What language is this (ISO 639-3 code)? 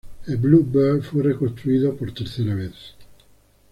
spa